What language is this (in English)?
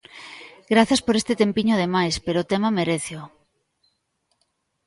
Galician